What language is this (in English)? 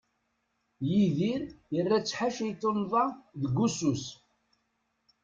Kabyle